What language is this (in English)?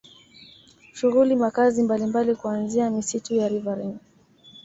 Swahili